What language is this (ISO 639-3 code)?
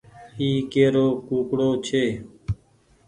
gig